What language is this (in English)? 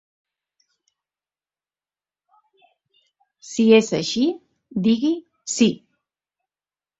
Catalan